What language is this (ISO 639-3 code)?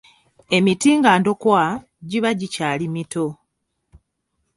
lug